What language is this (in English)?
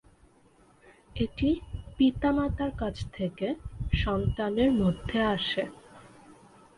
Bangla